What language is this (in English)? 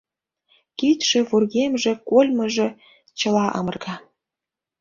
Mari